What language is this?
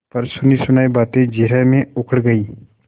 Hindi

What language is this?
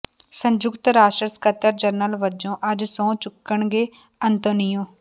Punjabi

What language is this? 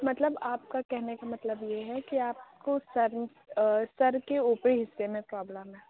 Urdu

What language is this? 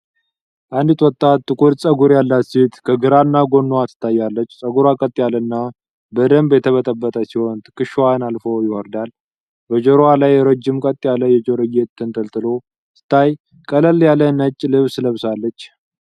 Amharic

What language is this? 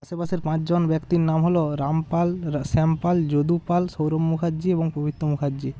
Bangla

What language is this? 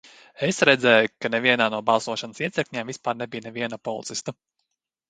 Latvian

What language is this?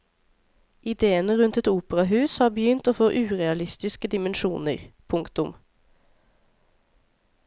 Norwegian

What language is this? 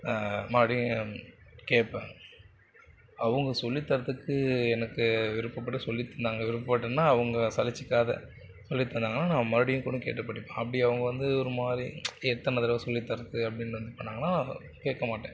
Tamil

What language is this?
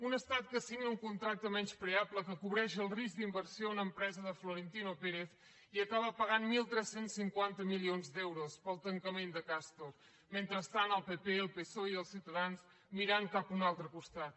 Catalan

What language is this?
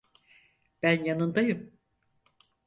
Turkish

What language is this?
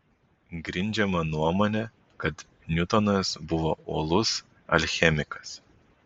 Lithuanian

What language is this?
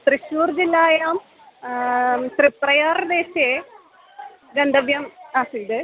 Sanskrit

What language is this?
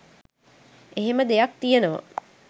Sinhala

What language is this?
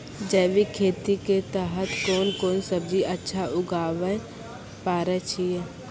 Maithili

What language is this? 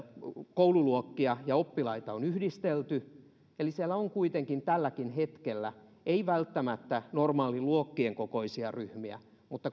Finnish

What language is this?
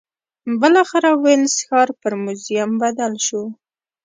Pashto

